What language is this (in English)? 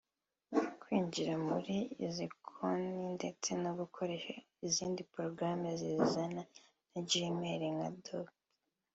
Kinyarwanda